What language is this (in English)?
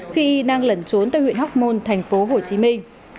Vietnamese